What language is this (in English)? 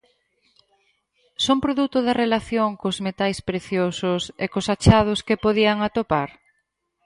Galician